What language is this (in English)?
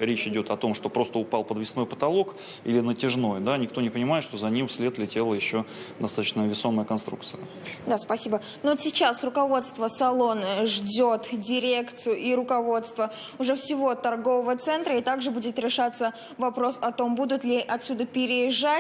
Russian